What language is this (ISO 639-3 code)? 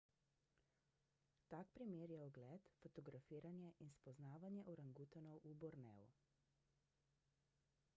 slv